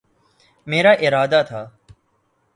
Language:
Urdu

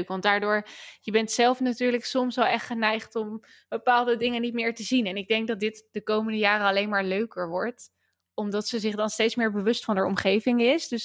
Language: Dutch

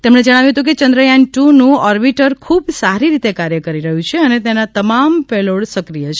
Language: Gujarati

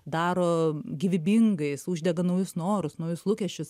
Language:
Lithuanian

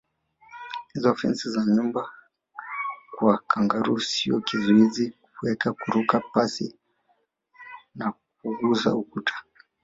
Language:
Swahili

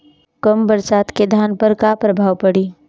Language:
Bhojpuri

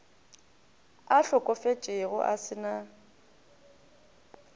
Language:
Northern Sotho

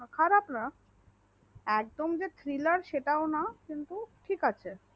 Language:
Bangla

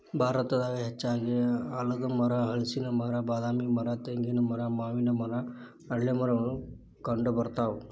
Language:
Kannada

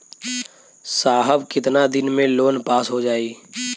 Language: Bhojpuri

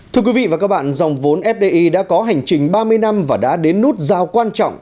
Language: Vietnamese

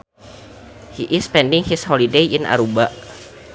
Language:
Sundanese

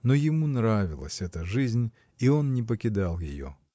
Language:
Russian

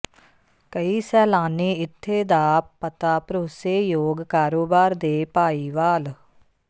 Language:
Punjabi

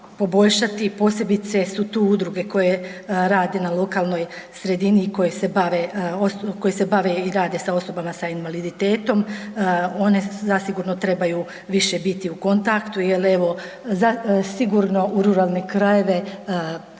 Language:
Croatian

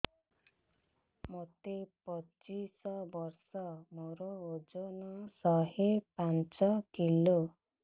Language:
Odia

